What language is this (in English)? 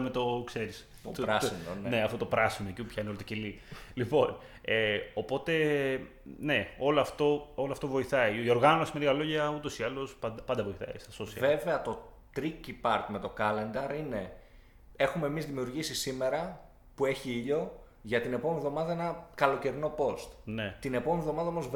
Greek